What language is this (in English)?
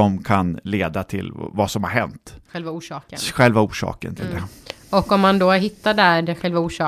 Swedish